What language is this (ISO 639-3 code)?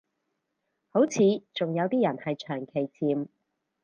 yue